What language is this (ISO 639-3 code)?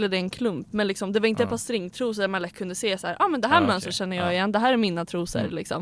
swe